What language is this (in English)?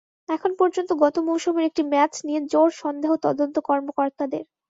Bangla